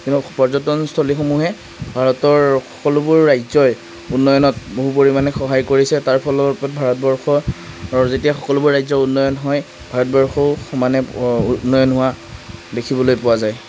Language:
Assamese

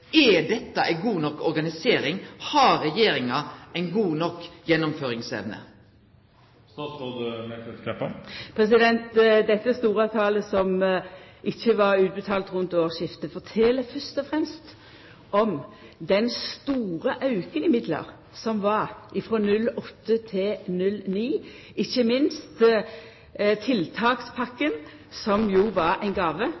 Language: Norwegian Nynorsk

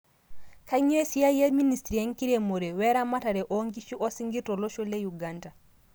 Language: Masai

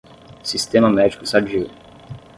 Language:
Portuguese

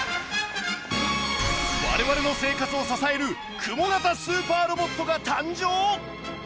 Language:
Japanese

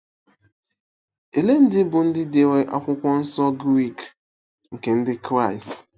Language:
Igbo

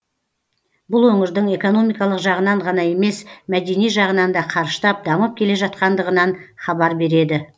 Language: Kazakh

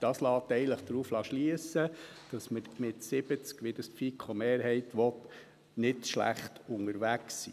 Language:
Swiss German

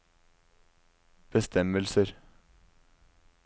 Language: Norwegian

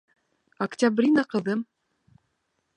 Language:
Bashkir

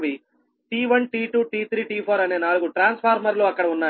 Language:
Telugu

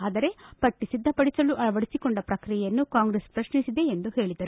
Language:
Kannada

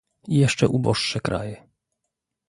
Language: Polish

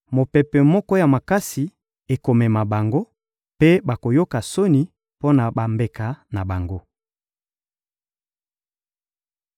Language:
Lingala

